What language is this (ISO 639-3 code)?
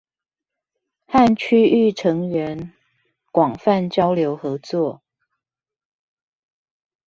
zho